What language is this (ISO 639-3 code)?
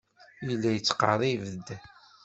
kab